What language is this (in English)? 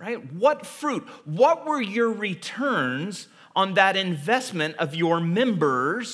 English